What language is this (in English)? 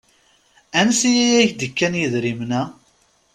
Kabyle